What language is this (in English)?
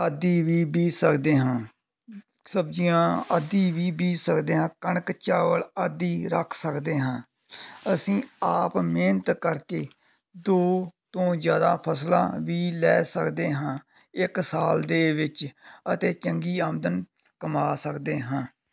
Punjabi